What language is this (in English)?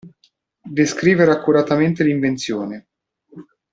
Italian